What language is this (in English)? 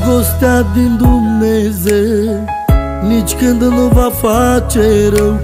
Romanian